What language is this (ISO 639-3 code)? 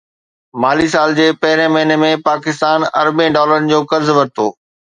snd